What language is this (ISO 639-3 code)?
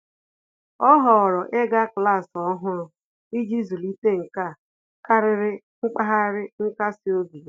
ibo